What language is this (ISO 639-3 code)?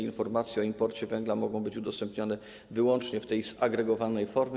pol